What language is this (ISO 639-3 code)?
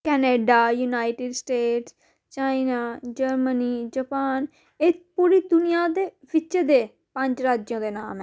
doi